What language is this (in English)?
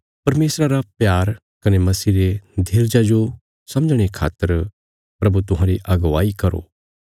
Bilaspuri